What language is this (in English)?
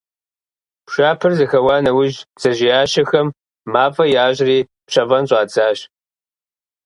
Kabardian